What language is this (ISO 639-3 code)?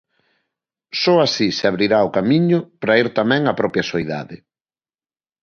glg